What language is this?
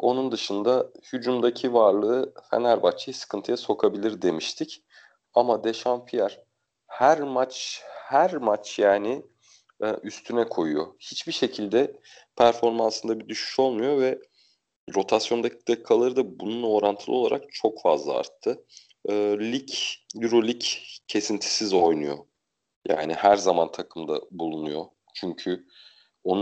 Turkish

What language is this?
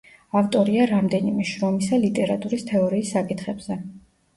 Georgian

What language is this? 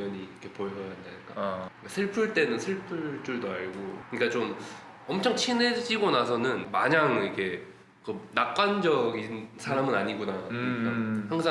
Korean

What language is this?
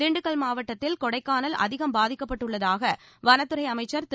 Tamil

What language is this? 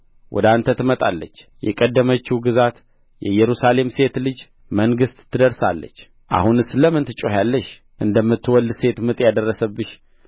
Amharic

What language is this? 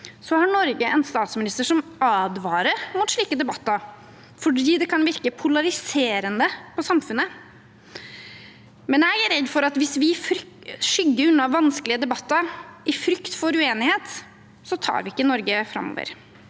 Norwegian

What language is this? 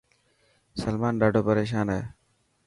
Dhatki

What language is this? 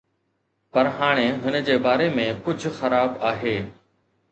Sindhi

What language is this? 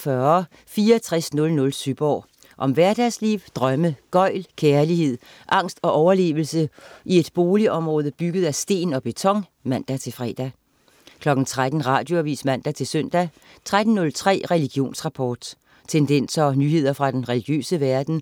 Danish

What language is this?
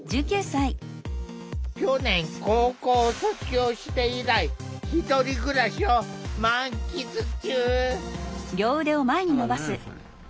Japanese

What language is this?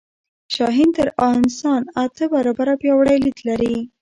Pashto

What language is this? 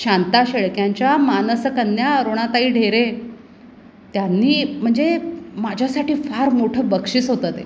Marathi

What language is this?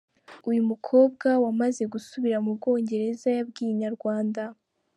Kinyarwanda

